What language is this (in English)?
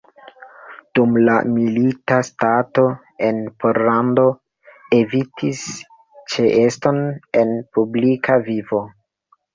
Esperanto